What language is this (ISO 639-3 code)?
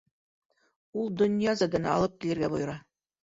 bak